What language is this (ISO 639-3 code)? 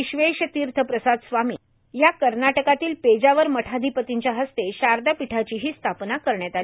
mar